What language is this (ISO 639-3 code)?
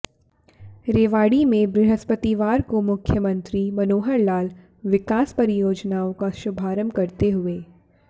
hin